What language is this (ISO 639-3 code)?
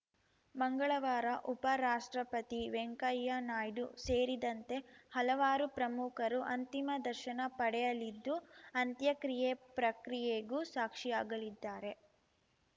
kan